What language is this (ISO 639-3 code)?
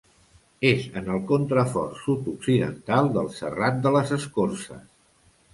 cat